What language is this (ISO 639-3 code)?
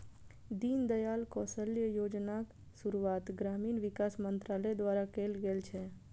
mai